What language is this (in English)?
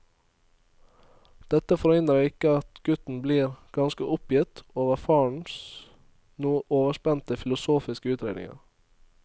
Norwegian